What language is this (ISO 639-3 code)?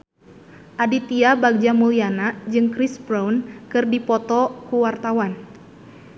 sun